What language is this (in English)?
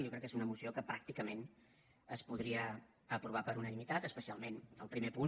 Catalan